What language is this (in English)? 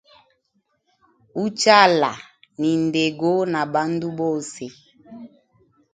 Hemba